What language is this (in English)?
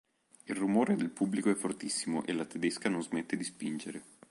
Italian